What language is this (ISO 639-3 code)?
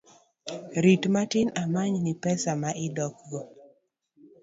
luo